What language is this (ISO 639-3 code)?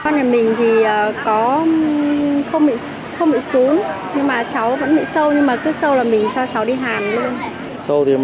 vie